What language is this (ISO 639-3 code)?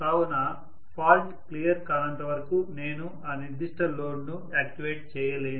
tel